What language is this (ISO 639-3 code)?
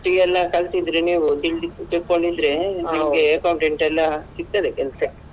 kan